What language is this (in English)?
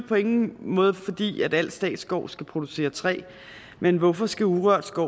Danish